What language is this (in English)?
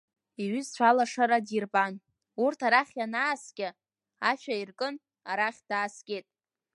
Abkhazian